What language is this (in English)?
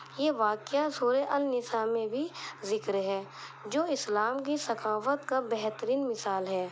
Urdu